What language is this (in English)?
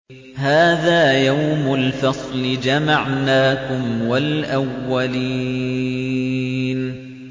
Arabic